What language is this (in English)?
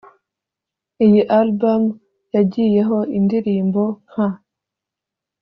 Kinyarwanda